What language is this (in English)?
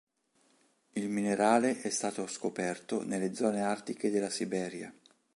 Italian